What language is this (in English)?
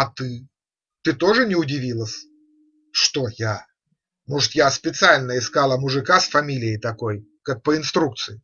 Russian